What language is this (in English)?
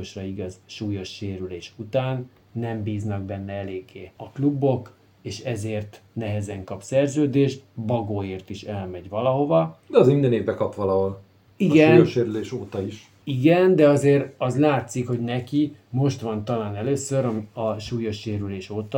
Hungarian